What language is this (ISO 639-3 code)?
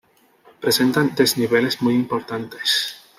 spa